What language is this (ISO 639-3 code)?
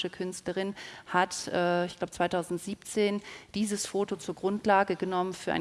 deu